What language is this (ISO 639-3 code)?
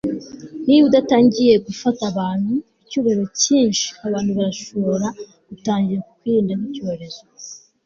kin